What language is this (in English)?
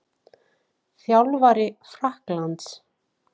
Icelandic